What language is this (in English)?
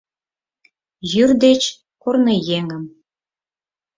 Mari